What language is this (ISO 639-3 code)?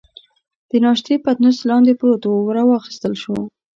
pus